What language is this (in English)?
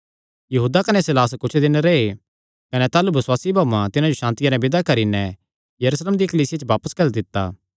Kangri